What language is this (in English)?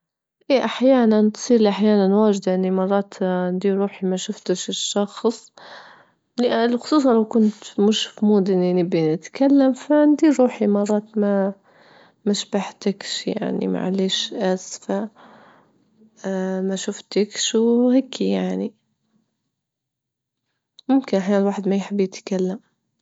Libyan Arabic